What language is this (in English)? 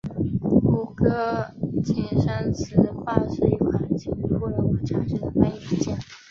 Chinese